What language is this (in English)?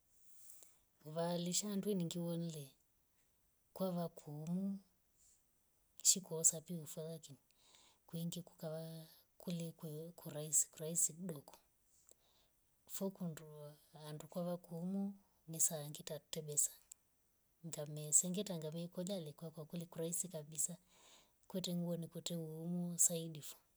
Rombo